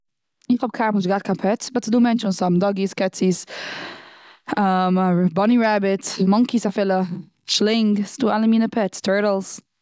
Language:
Yiddish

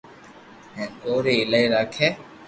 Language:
Loarki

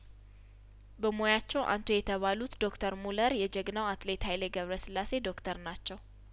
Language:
Amharic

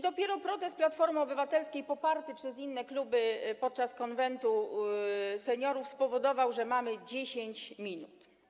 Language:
Polish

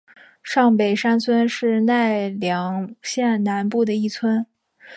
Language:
Chinese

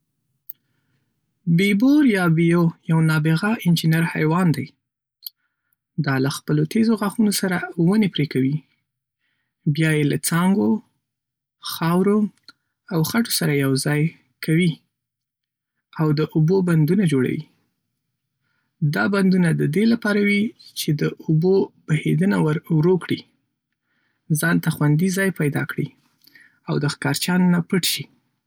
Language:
Pashto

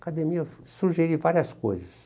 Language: Portuguese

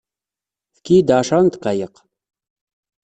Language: Kabyle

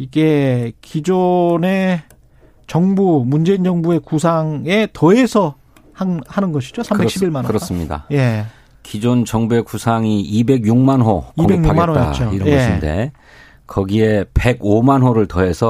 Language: Korean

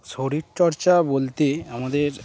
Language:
Bangla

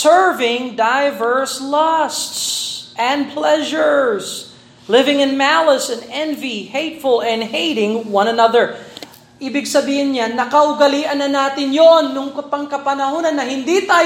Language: Filipino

